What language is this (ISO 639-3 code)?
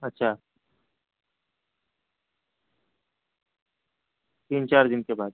urd